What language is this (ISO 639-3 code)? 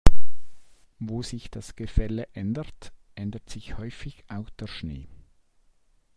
deu